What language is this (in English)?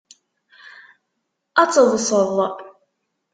Kabyle